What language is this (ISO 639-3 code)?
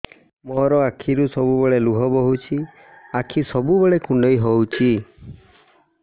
ori